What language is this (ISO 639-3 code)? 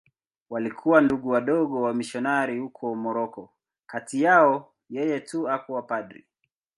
swa